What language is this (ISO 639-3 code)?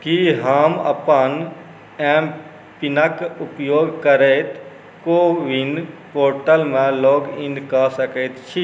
mai